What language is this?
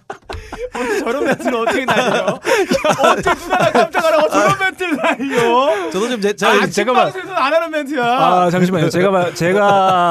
Korean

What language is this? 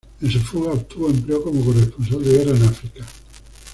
Spanish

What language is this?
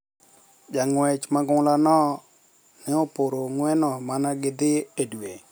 Luo (Kenya and Tanzania)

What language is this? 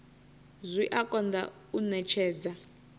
Venda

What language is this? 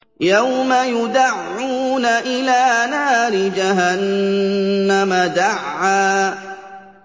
Arabic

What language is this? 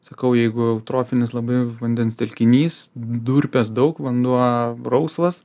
Lithuanian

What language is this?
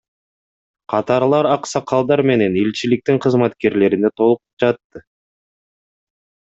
Kyrgyz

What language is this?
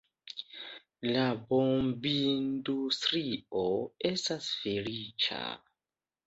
Esperanto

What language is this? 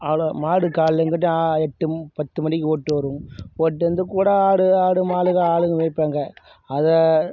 Tamil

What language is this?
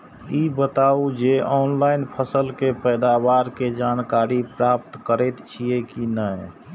Maithili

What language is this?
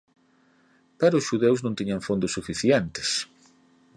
Galician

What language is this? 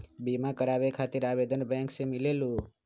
Magahi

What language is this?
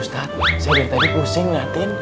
Indonesian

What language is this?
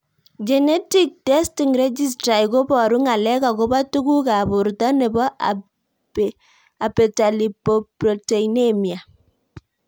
Kalenjin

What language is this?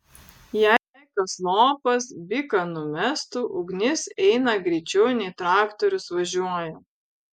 Lithuanian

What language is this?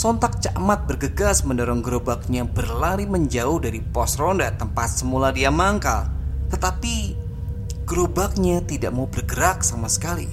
Indonesian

